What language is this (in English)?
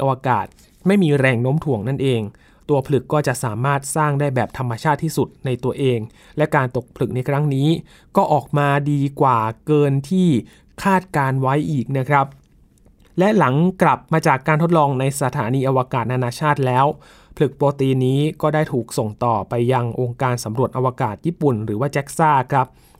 Thai